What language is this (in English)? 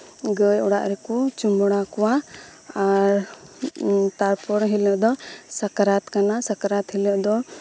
Santali